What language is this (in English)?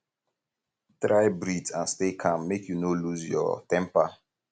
Nigerian Pidgin